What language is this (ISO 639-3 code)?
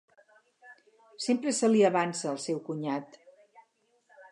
cat